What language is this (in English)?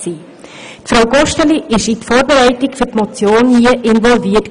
Swiss German